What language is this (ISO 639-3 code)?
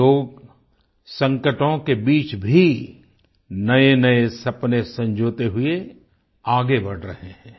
hin